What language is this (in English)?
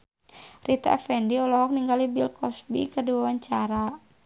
Sundanese